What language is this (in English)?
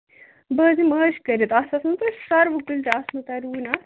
Kashmiri